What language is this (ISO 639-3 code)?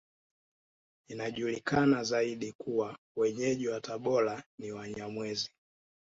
swa